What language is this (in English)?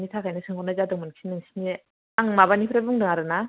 Bodo